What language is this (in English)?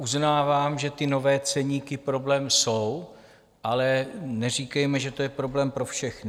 Czech